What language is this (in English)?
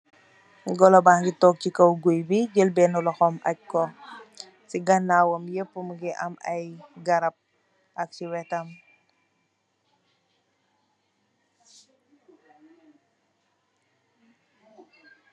Wolof